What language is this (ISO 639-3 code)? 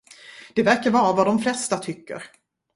swe